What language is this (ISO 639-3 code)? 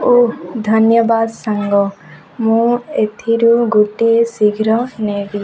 ori